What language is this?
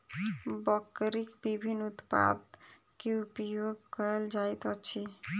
Maithili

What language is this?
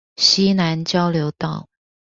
Chinese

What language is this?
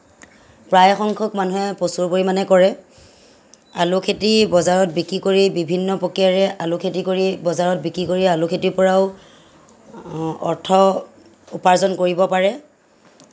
Assamese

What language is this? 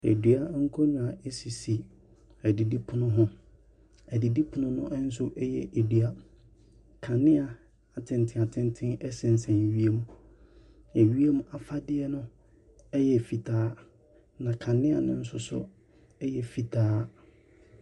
Akan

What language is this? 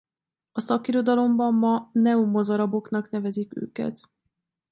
Hungarian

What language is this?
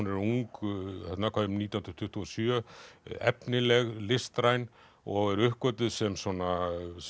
Icelandic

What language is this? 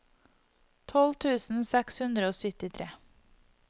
Norwegian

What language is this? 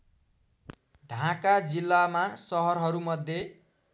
Nepali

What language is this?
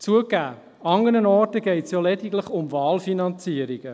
Swiss German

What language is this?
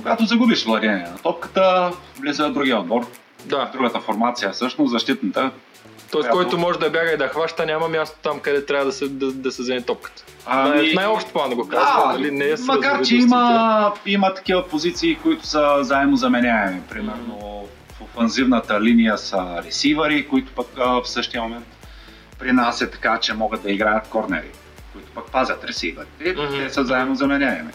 Bulgarian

